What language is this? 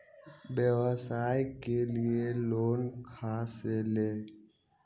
Magahi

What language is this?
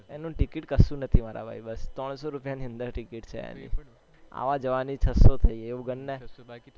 Gujarati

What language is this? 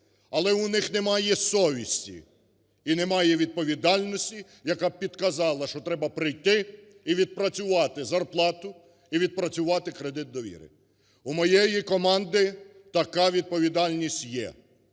Ukrainian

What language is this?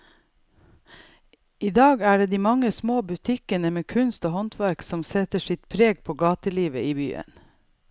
Norwegian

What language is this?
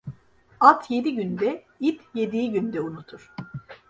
Turkish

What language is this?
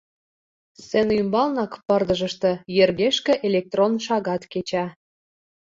Mari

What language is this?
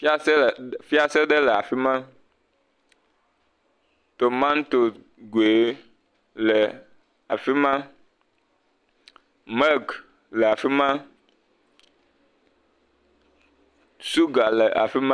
Ewe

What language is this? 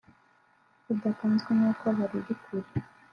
Kinyarwanda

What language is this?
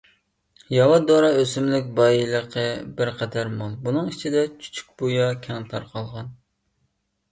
Uyghur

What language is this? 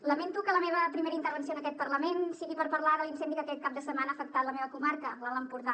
Catalan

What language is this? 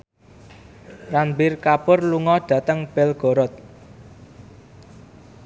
Javanese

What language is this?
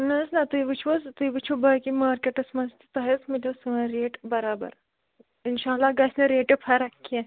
Kashmiri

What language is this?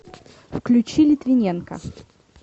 Russian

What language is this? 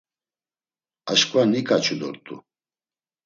Laz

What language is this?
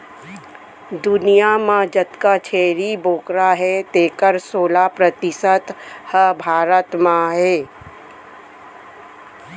Chhattisgarhi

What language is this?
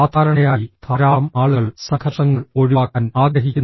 Malayalam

